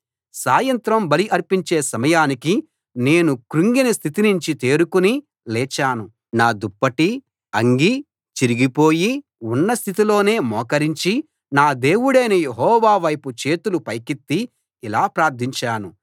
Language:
Telugu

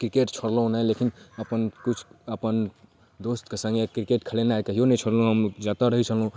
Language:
Maithili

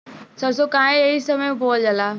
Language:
Bhojpuri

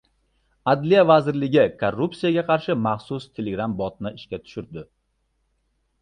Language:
Uzbek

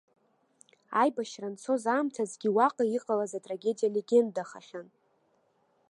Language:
Abkhazian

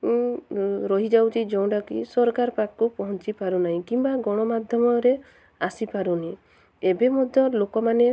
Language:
Odia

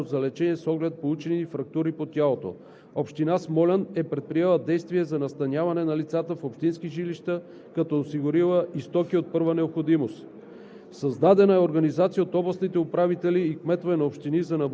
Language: Bulgarian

